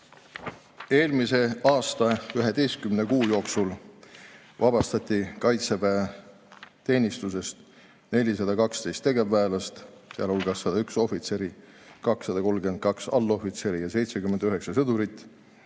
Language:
Estonian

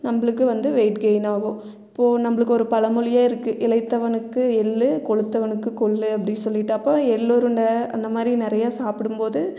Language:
Tamil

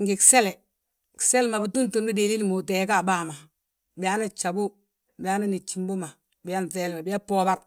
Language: Balanta-Ganja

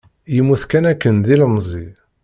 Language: Kabyle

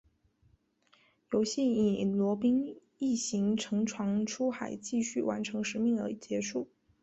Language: Chinese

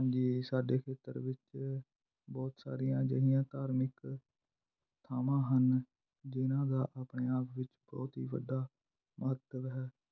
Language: Punjabi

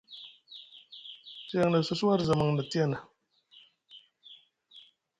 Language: Musgu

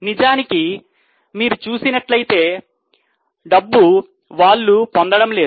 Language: Telugu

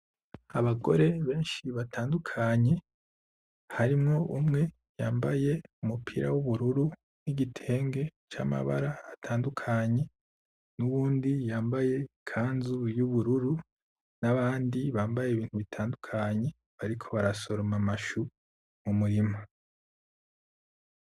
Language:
Rundi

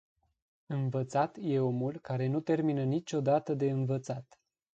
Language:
Romanian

